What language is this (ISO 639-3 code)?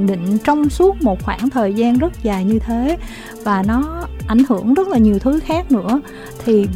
vie